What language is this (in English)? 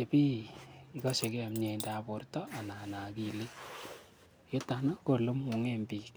Kalenjin